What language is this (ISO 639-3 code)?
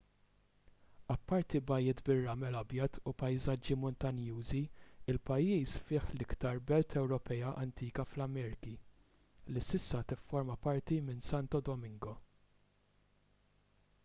mlt